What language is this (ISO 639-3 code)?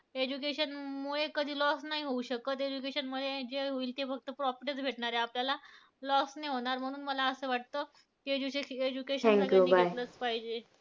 mar